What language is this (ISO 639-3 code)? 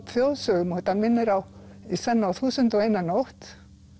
isl